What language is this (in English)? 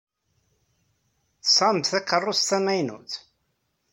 Kabyle